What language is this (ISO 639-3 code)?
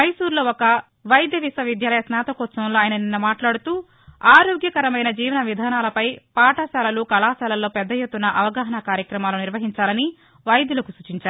tel